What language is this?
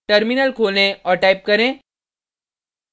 Hindi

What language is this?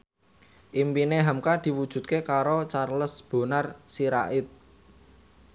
Javanese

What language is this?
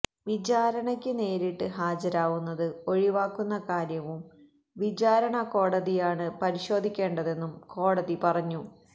Malayalam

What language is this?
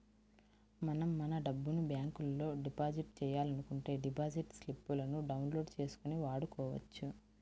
Telugu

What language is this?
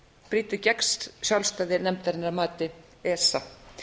Icelandic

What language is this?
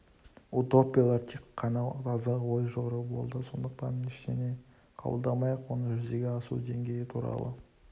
Kazakh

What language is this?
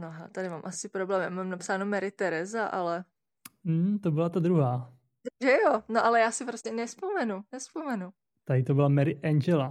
Czech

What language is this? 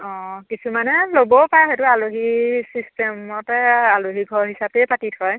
Assamese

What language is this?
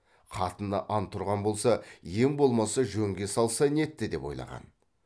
Kazakh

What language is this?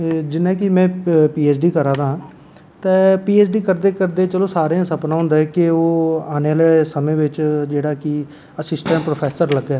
Dogri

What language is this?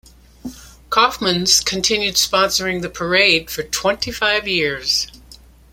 English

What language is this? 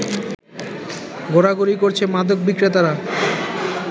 Bangla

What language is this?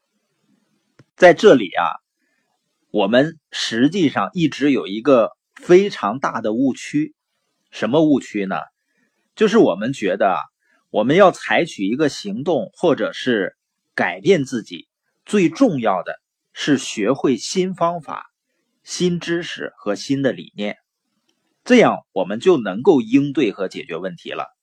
Chinese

